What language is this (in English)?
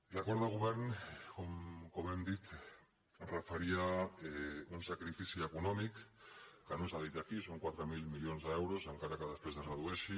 Catalan